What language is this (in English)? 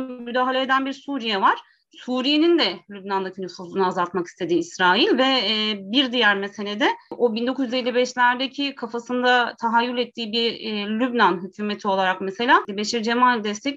Turkish